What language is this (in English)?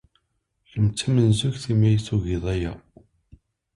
Kabyle